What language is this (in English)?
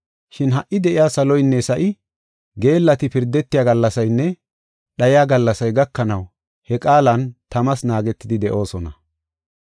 Gofa